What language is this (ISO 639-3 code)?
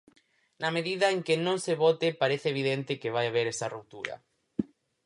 glg